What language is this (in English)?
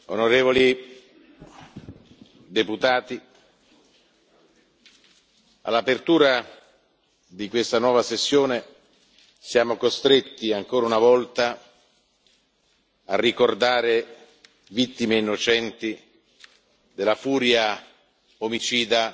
Italian